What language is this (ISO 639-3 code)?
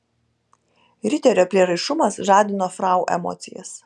lit